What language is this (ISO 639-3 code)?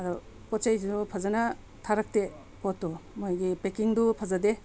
mni